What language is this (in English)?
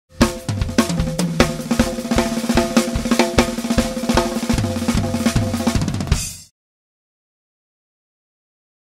Italian